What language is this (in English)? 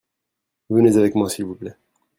French